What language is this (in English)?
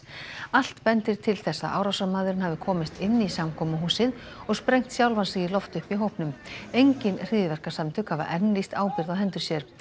Icelandic